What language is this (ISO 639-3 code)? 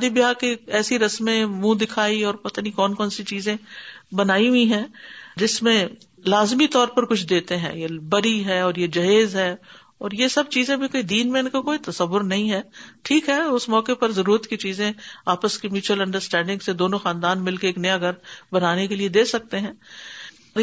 urd